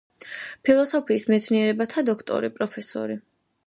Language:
Georgian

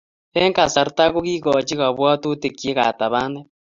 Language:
Kalenjin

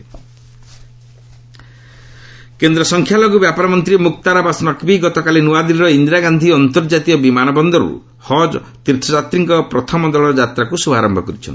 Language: Odia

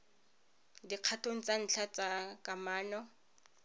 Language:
Tswana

